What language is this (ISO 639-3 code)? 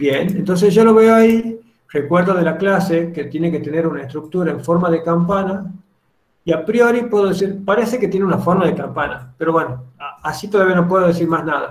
spa